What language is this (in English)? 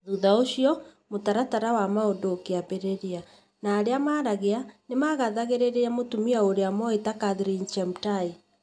Kikuyu